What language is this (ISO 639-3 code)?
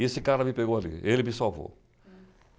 por